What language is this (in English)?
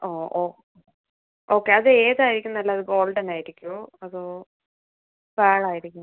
Malayalam